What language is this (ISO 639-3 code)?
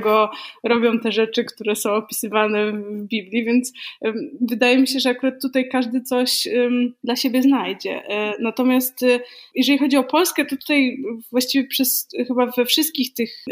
pol